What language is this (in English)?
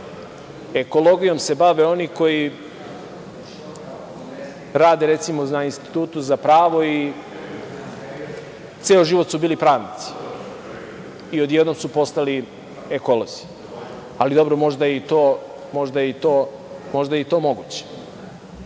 Serbian